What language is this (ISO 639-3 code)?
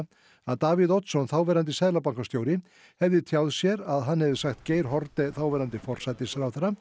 isl